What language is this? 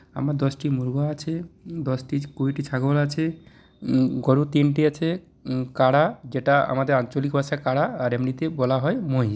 Bangla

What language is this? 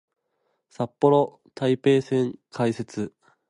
Japanese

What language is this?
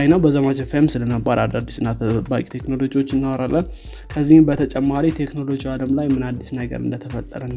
Amharic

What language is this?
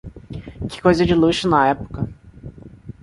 Portuguese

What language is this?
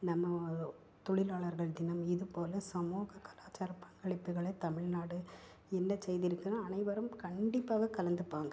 Tamil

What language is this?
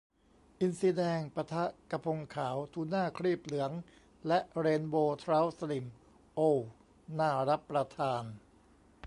Thai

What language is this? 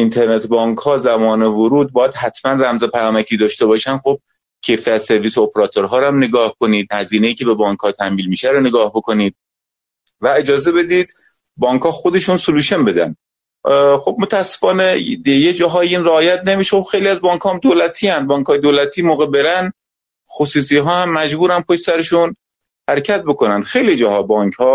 Persian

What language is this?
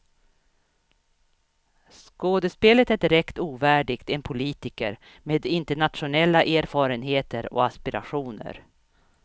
Swedish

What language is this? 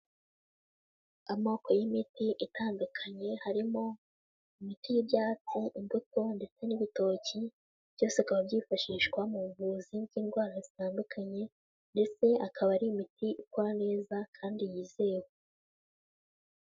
Kinyarwanda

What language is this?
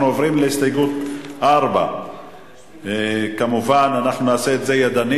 Hebrew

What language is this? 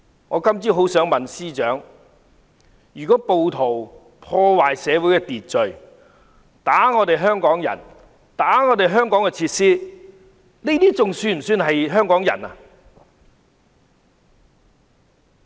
Cantonese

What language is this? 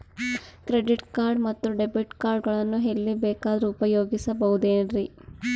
Kannada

